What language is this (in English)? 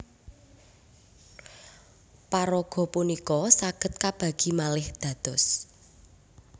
Javanese